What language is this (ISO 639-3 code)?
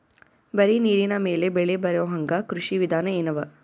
kan